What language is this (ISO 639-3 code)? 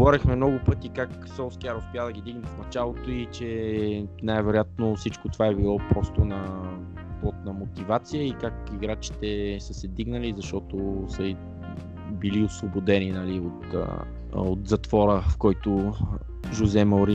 bul